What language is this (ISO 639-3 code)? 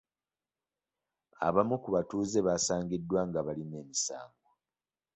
lug